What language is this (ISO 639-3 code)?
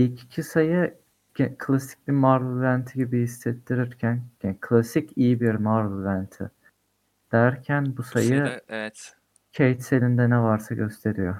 tur